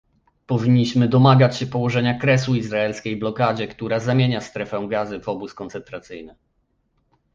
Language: Polish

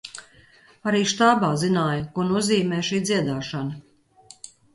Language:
Latvian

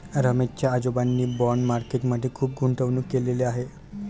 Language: Marathi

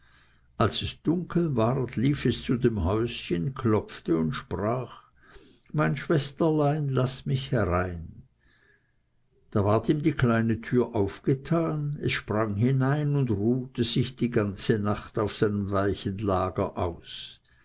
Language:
German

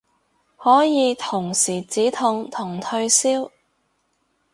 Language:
Cantonese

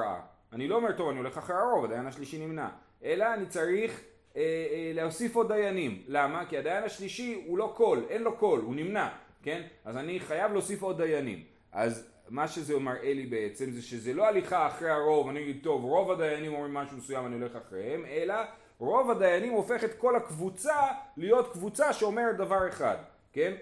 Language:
Hebrew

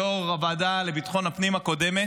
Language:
Hebrew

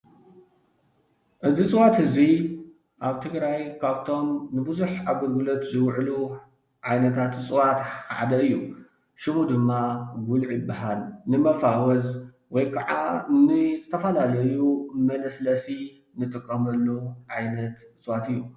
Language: Tigrinya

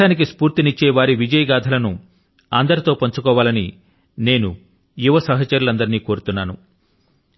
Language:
Telugu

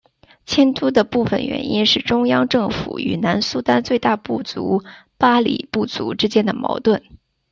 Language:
Chinese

